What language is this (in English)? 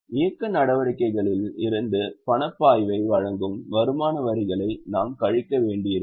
Tamil